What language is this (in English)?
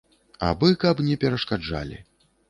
Belarusian